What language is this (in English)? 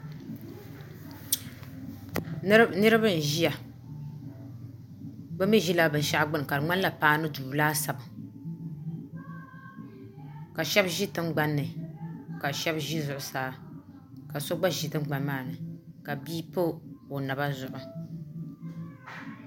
Dagbani